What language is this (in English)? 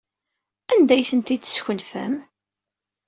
Kabyle